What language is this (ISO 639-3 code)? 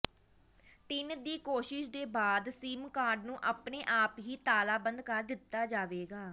pan